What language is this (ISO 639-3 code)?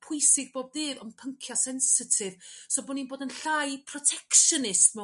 cym